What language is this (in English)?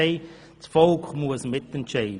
Swiss German